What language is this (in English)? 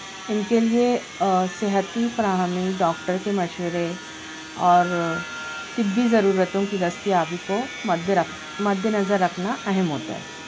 Urdu